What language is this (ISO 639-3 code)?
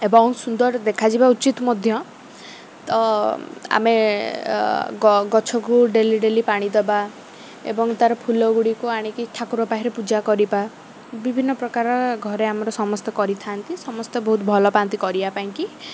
ori